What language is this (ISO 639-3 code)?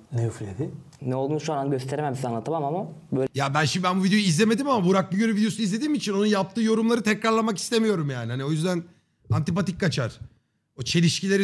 tur